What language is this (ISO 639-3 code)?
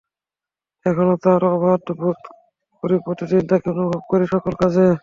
ben